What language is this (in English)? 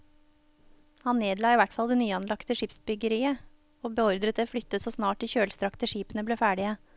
Norwegian